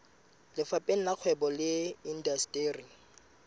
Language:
Southern Sotho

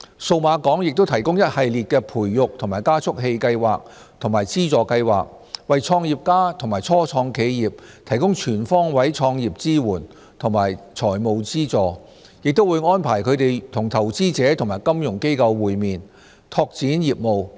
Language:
Cantonese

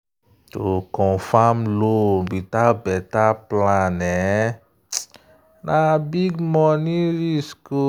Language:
Nigerian Pidgin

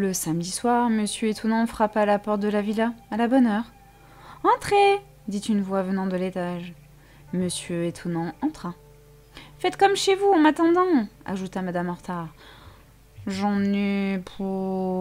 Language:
French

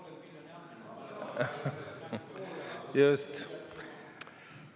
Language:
Estonian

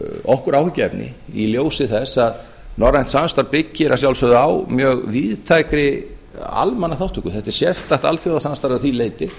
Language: Icelandic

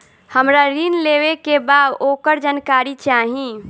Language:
Bhojpuri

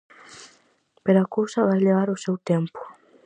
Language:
Galician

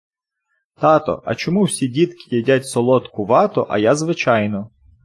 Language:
Ukrainian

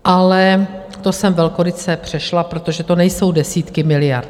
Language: Czech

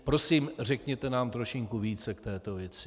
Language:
Czech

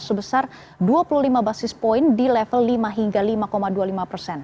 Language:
Indonesian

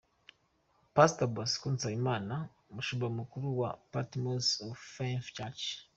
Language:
Kinyarwanda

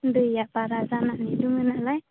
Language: Bodo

